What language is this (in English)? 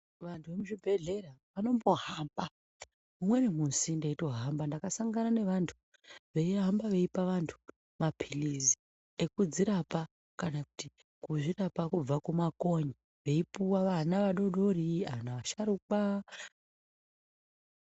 Ndau